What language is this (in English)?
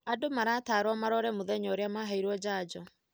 Kikuyu